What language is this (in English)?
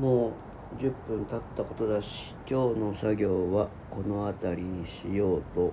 Japanese